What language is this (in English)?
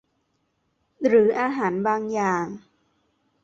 Thai